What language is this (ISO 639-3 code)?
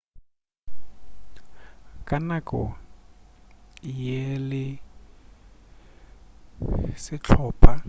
nso